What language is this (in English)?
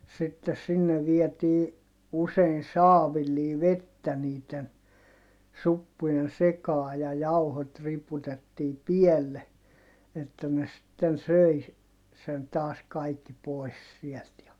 Finnish